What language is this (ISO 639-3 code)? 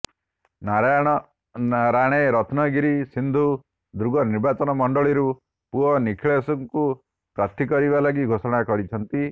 ori